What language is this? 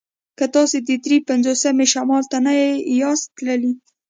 Pashto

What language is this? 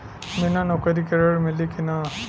Bhojpuri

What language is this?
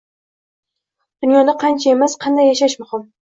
Uzbek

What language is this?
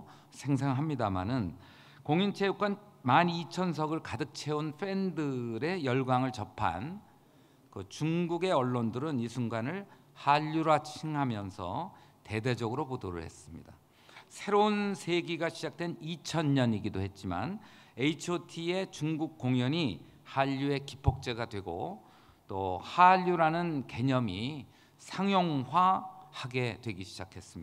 Korean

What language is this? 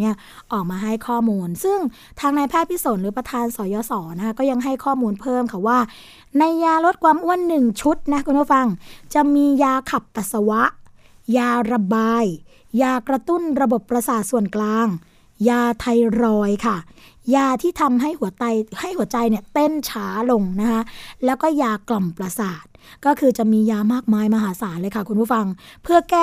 Thai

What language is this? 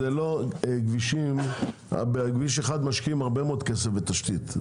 Hebrew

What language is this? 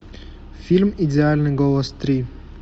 Russian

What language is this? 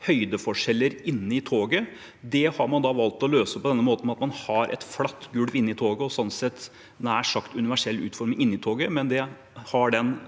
Norwegian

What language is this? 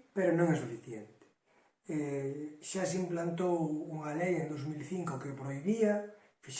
Galician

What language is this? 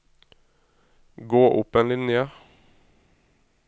Norwegian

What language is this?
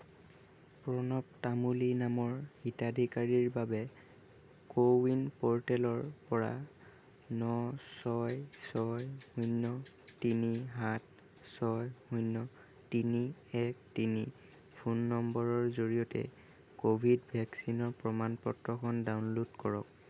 Assamese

